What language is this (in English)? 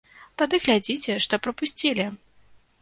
Belarusian